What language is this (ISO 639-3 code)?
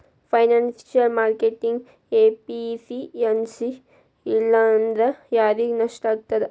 kan